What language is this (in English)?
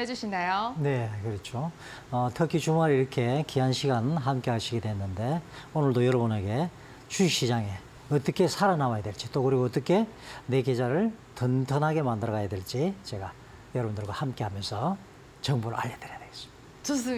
Korean